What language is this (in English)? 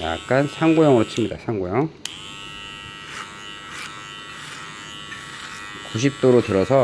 Korean